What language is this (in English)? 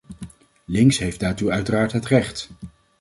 Dutch